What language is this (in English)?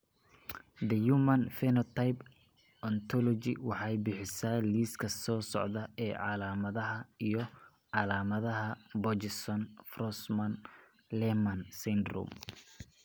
Somali